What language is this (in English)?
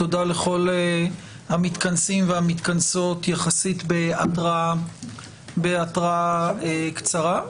Hebrew